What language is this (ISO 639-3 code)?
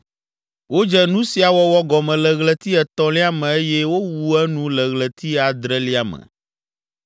ewe